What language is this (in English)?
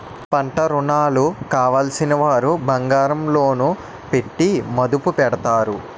Telugu